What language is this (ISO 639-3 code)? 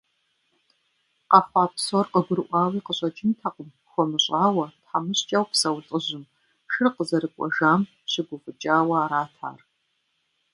kbd